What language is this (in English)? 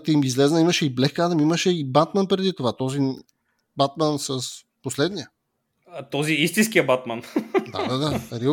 Bulgarian